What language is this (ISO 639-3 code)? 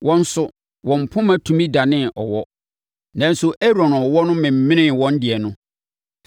aka